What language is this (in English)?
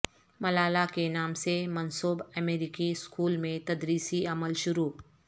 Urdu